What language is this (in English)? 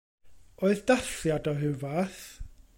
Welsh